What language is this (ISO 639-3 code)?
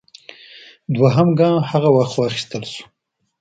pus